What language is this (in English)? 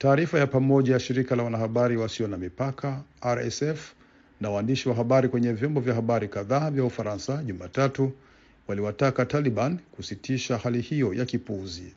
Swahili